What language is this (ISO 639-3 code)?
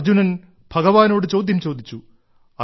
mal